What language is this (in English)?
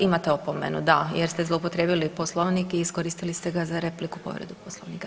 Croatian